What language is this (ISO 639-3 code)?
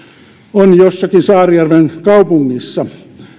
fin